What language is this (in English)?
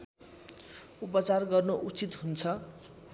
Nepali